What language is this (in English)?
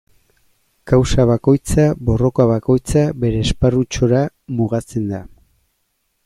Basque